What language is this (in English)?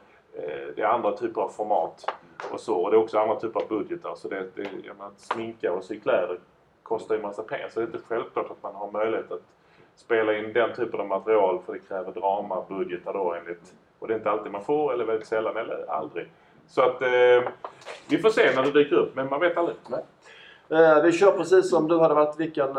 Swedish